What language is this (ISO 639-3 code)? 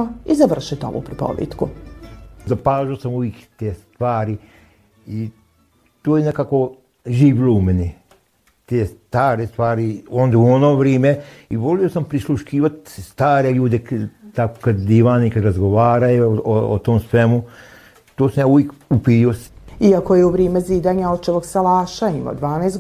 hrv